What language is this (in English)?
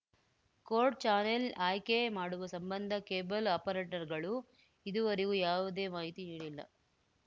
Kannada